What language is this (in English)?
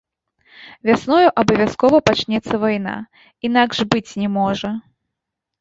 Belarusian